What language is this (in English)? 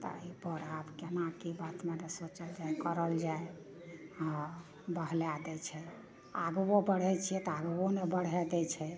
Maithili